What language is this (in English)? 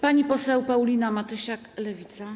Polish